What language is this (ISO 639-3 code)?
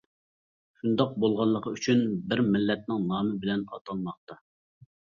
uig